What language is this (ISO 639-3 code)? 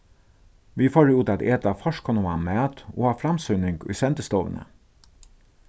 fao